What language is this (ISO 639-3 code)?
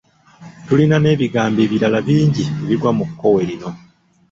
lug